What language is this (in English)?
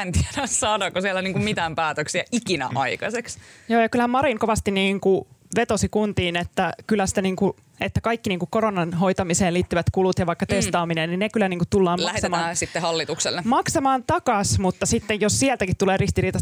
Finnish